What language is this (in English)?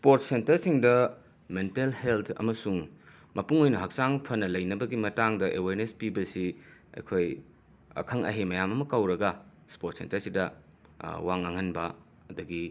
Manipuri